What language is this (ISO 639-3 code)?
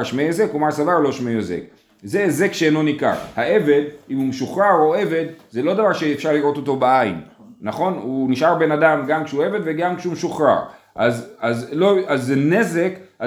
heb